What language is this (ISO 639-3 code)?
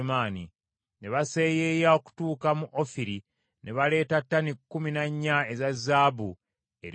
lug